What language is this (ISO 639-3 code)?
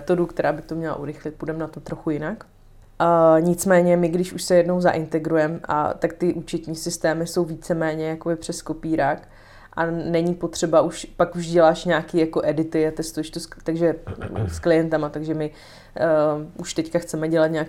ces